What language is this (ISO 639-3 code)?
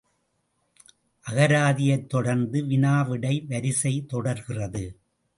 tam